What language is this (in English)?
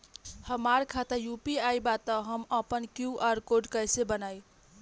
Bhojpuri